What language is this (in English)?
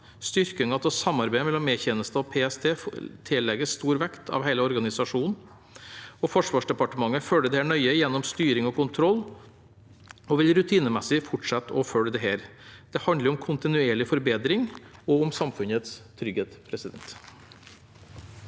Norwegian